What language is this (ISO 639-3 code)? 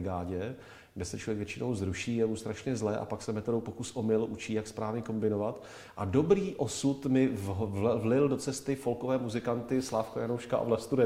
ces